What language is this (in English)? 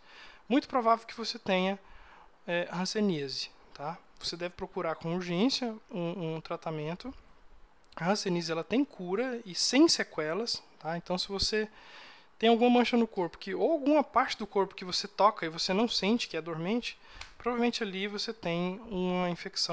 Portuguese